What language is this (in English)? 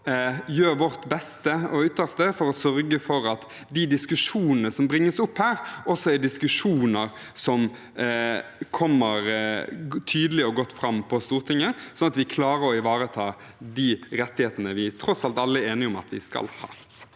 Norwegian